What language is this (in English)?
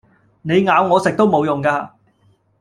Cantonese